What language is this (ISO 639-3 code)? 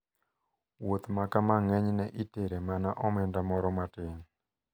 luo